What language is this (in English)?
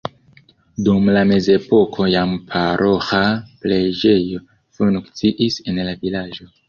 Esperanto